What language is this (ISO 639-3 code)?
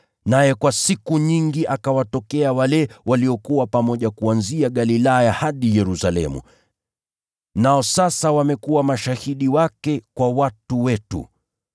swa